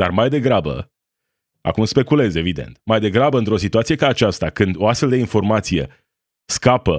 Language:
Romanian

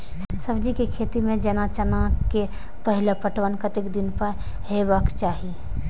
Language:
Maithili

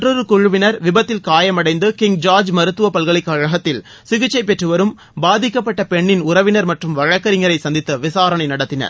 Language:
Tamil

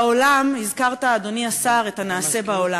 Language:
Hebrew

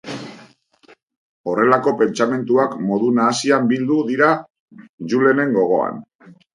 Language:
Basque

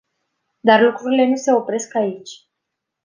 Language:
Romanian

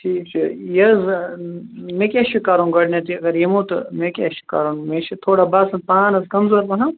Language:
Kashmiri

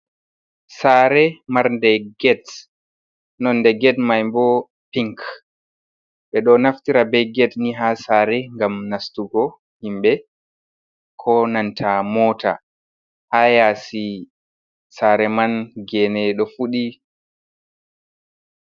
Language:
Fula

